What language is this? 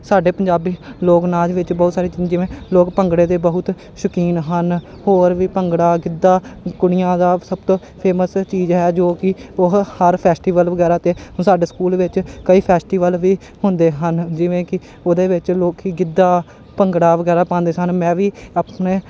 Punjabi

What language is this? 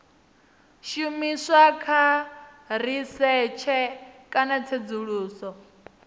Venda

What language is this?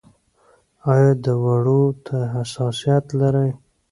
Pashto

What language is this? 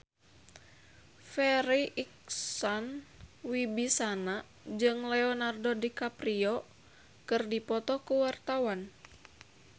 Sundanese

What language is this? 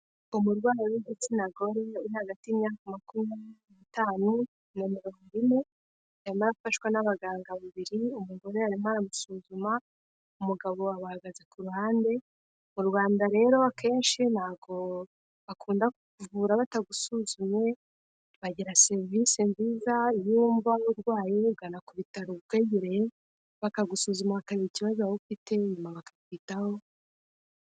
Kinyarwanda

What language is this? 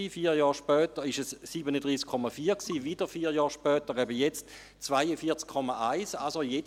Swiss German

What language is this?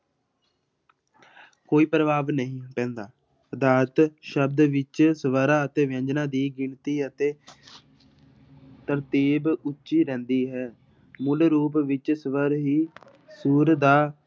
Punjabi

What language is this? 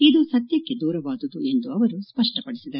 Kannada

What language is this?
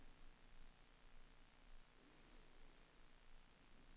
Danish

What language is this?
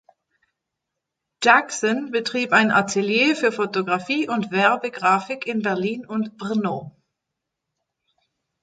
German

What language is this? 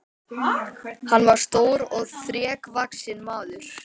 Icelandic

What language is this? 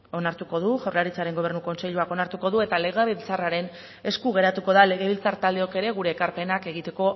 Basque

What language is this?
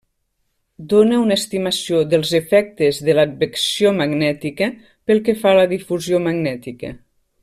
Catalan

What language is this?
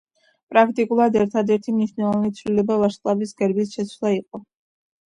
Georgian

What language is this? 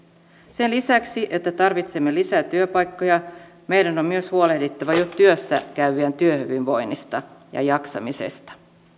Finnish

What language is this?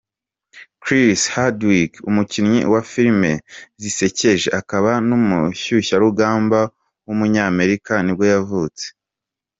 Kinyarwanda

